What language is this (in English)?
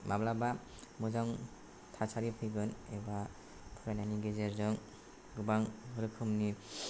Bodo